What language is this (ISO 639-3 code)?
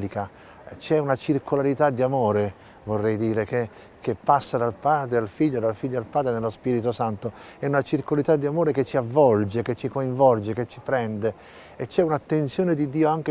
ita